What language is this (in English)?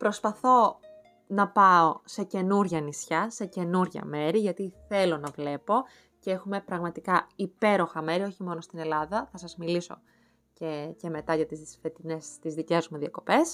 Greek